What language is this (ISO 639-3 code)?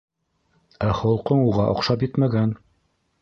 bak